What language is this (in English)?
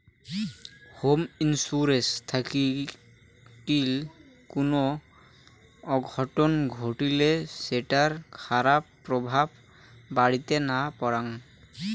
Bangla